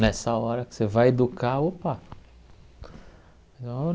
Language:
Portuguese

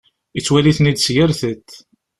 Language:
Kabyle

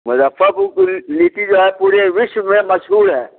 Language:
Hindi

